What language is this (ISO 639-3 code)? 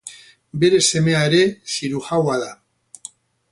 eus